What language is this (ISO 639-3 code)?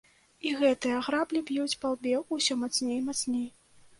bel